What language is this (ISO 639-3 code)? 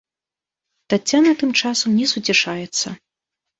bel